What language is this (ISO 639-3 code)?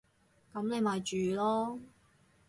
yue